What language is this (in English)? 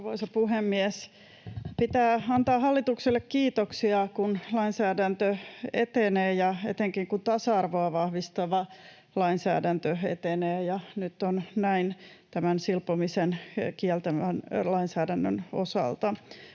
Finnish